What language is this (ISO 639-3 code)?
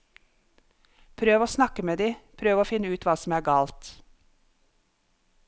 nor